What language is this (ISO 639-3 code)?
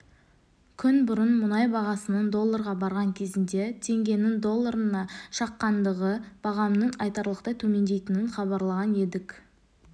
kaz